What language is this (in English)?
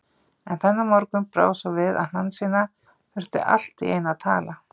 Icelandic